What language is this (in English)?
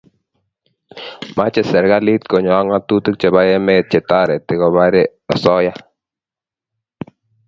Kalenjin